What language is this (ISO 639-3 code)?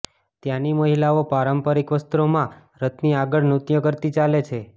guj